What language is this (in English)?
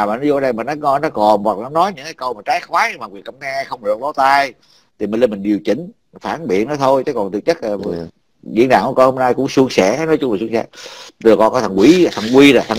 Vietnamese